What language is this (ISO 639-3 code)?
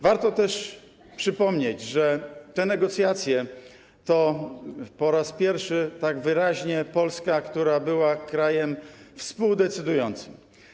pol